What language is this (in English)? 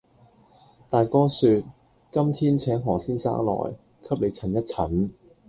Cantonese